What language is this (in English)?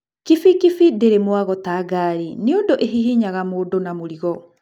Kikuyu